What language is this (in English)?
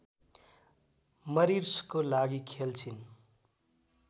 Nepali